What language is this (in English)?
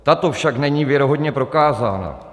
Czech